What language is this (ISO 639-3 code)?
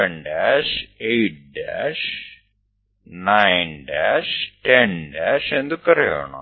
guj